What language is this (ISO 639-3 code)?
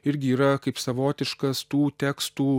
lit